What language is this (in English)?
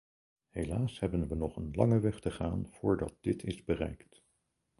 Dutch